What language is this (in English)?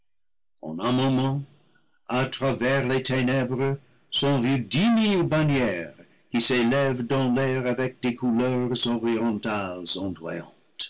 French